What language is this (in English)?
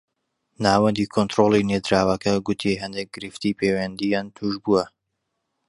Central Kurdish